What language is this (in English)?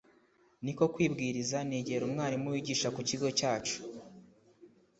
Kinyarwanda